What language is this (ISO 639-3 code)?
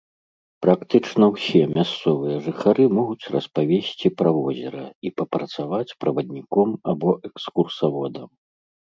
bel